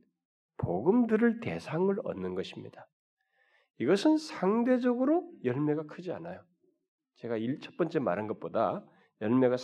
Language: Korean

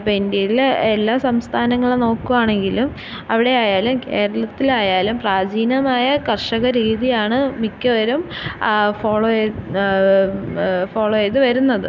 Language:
Malayalam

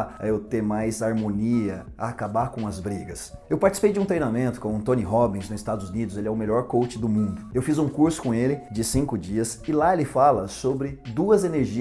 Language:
Portuguese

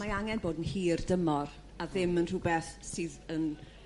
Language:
Welsh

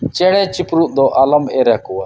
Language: Santali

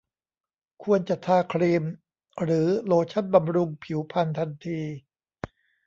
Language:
Thai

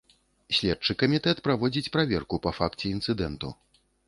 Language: Belarusian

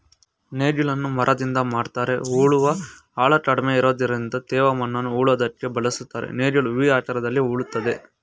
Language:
Kannada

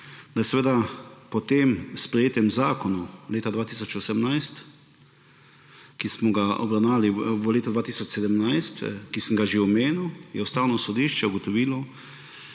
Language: Slovenian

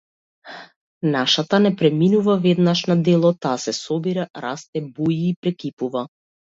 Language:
Macedonian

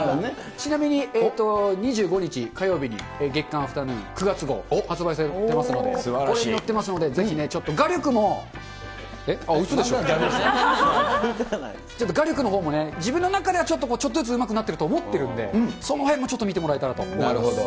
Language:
Japanese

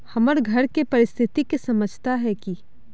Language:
Magahi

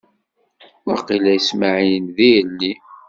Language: Kabyle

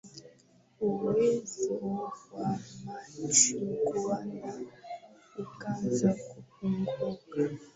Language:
Swahili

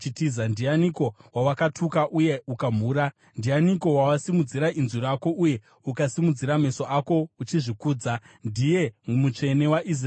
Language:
Shona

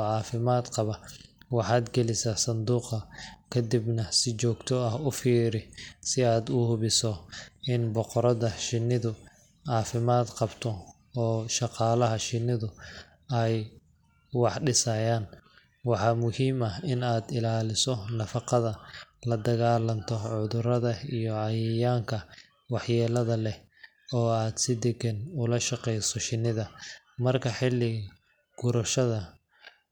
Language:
Somali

